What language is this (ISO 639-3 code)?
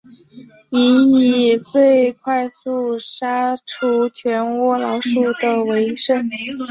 zho